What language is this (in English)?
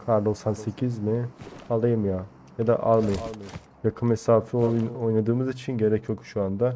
Turkish